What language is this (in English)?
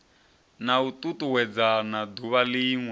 Venda